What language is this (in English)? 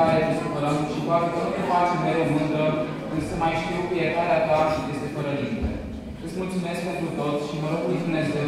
Romanian